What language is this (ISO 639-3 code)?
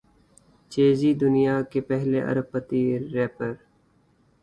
urd